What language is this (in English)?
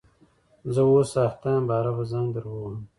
Pashto